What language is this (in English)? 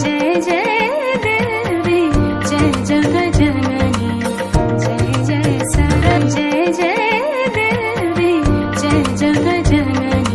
Hindi